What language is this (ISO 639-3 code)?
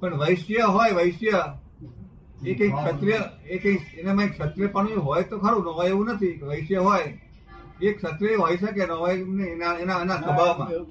guj